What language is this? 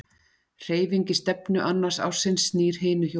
Icelandic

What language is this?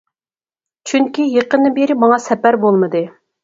Uyghur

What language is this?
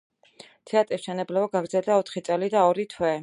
Georgian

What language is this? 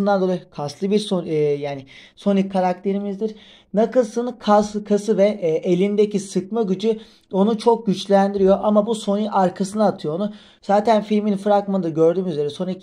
Turkish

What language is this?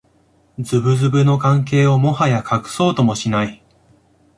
Japanese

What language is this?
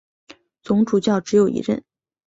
Chinese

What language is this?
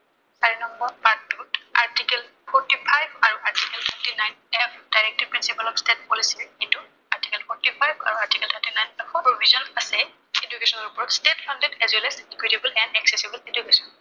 Assamese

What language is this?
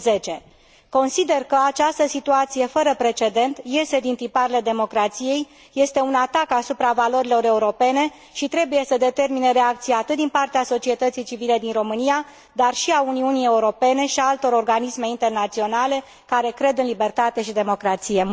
Romanian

